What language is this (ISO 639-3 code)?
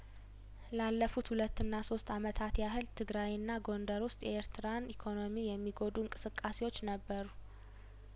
amh